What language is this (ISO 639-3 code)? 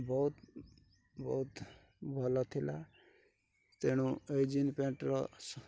ori